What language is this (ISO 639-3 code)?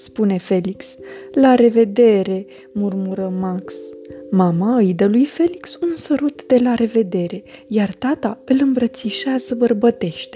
ron